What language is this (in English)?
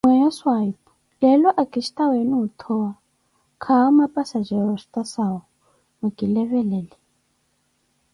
Koti